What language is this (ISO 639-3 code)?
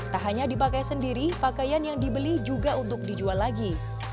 ind